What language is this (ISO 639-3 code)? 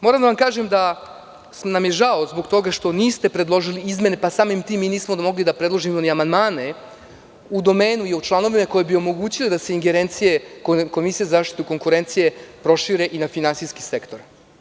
srp